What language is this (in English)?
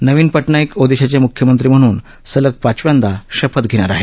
Marathi